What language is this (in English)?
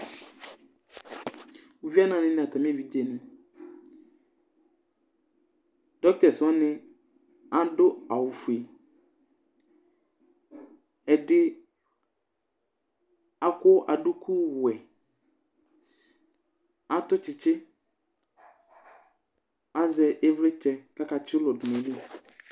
Ikposo